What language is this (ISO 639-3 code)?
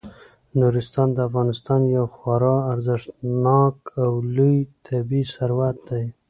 pus